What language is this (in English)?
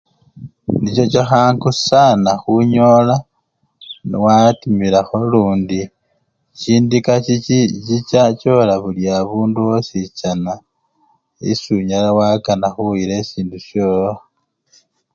Luyia